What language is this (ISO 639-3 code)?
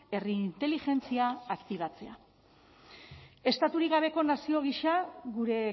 eus